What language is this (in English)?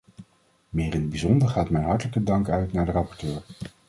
Dutch